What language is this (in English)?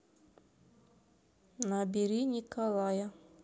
Russian